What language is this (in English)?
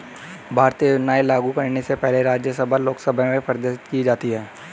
Hindi